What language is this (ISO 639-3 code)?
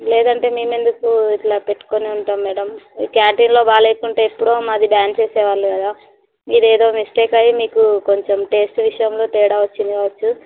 tel